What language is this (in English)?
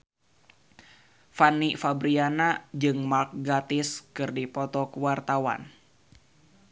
Sundanese